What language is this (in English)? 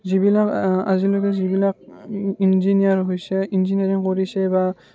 Assamese